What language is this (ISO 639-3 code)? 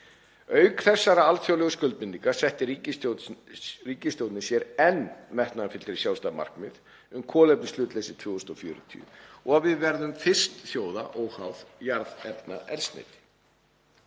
isl